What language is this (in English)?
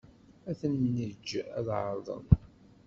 Kabyle